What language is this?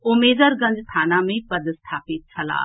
Maithili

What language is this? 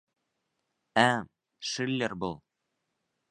Bashkir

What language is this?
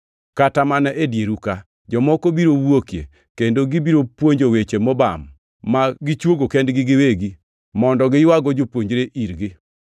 Luo (Kenya and Tanzania)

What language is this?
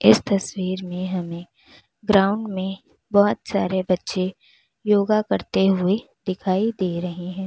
Hindi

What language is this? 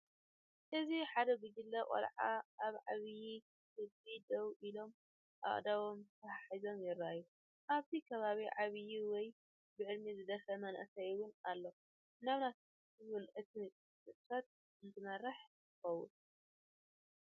Tigrinya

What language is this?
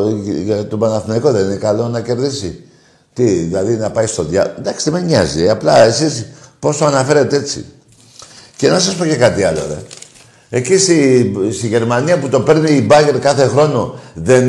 Greek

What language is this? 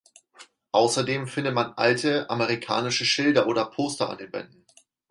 German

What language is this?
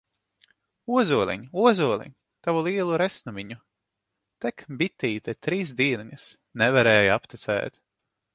Latvian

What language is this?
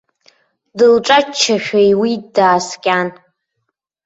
Abkhazian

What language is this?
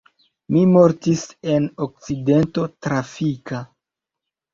Esperanto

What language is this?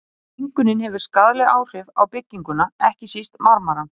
Icelandic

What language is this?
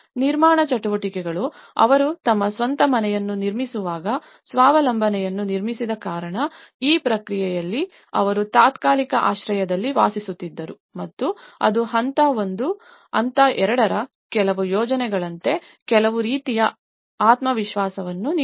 Kannada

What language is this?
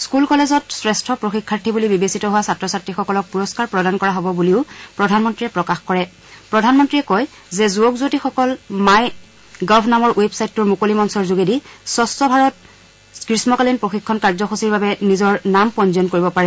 Assamese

